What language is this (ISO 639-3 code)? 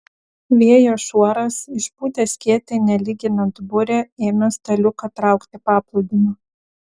lit